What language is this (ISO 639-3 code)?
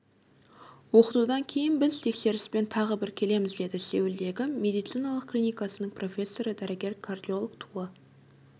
kaz